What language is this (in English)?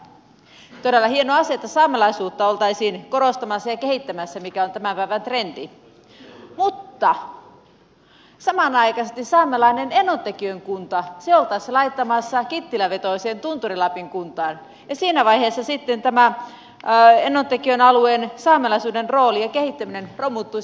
Finnish